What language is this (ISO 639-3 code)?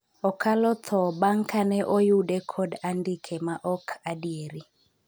luo